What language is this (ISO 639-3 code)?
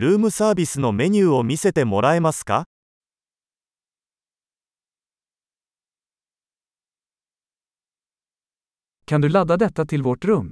swe